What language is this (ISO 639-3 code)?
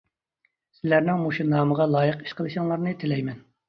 uig